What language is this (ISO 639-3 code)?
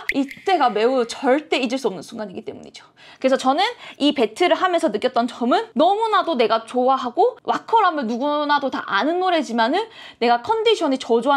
kor